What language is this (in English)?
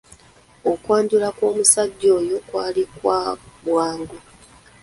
Ganda